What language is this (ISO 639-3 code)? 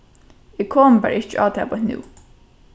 fao